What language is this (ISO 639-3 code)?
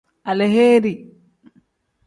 kdh